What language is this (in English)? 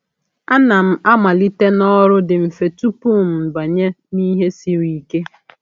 Igbo